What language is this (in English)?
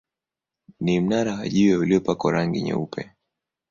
Swahili